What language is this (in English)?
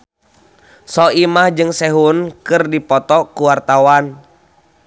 Sundanese